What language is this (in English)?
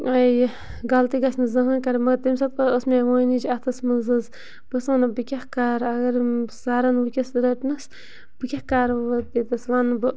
Kashmiri